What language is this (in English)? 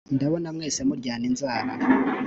Kinyarwanda